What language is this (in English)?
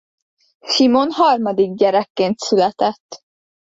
Hungarian